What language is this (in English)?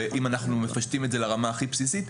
Hebrew